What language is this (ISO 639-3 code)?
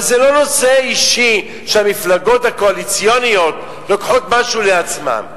heb